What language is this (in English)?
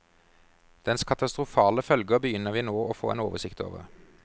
Norwegian